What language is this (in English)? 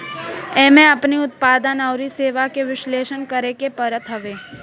Bhojpuri